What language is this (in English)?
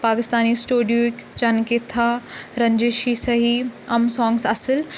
Kashmiri